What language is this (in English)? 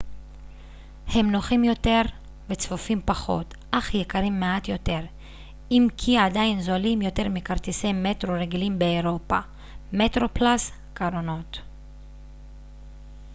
Hebrew